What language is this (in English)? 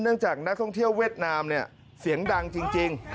Thai